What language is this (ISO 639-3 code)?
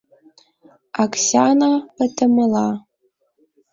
chm